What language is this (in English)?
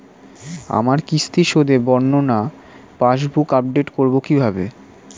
Bangla